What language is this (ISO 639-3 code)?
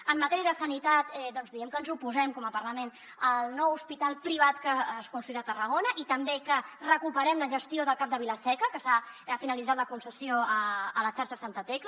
cat